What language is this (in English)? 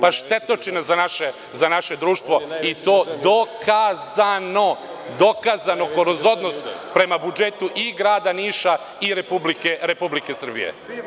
Serbian